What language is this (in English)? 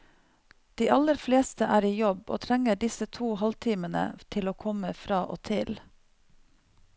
Norwegian